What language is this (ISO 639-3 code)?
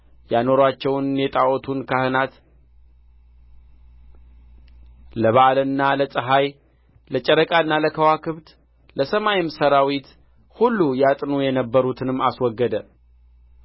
amh